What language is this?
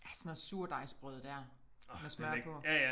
Danish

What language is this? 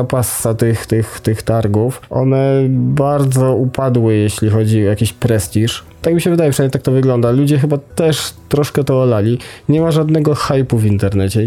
Polish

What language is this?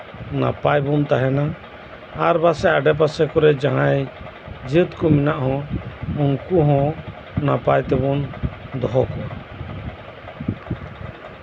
Santali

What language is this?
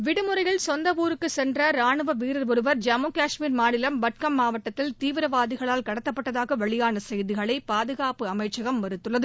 Tamil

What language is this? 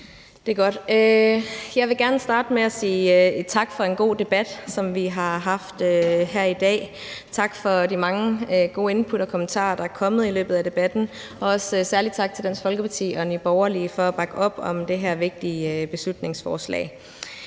Danish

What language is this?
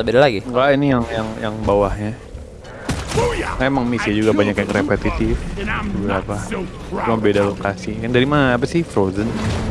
Indonesian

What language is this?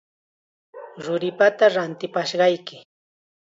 Chiquián Ancash Quechua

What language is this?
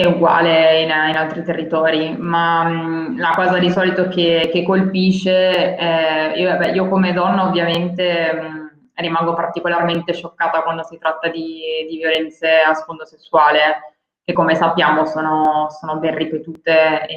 Italian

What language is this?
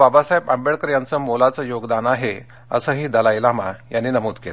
Marathi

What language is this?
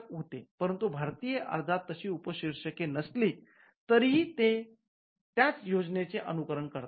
Marathi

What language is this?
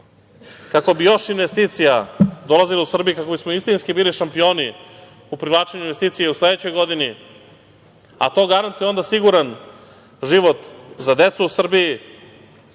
Serbian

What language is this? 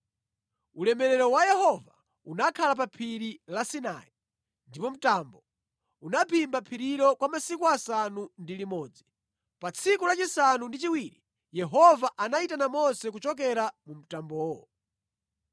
Nyanja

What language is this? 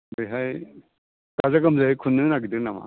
Bodo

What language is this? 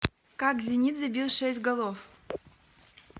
Russian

